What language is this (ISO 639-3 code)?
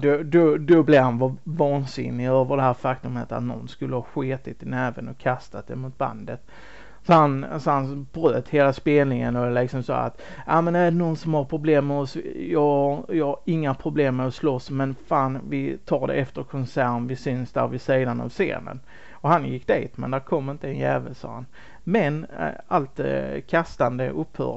swe